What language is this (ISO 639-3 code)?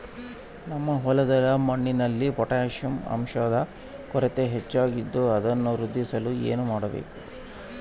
kan